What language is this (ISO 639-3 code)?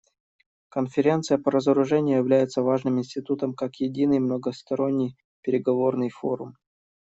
rus